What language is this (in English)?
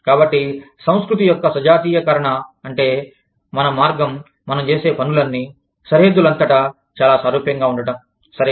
Telugu